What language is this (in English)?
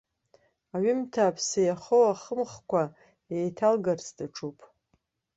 Abkhazian